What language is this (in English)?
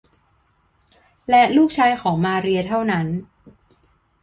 Thai